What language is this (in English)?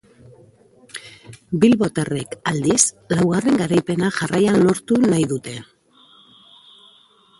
Basque